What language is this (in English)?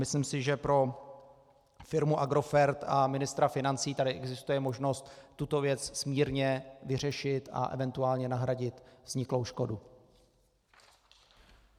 Czech